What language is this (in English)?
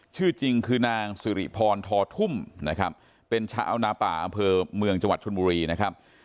Thai